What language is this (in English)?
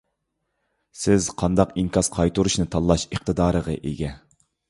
Uyghur